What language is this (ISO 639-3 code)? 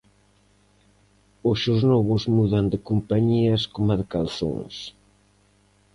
glg